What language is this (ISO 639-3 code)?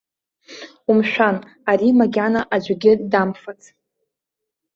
abk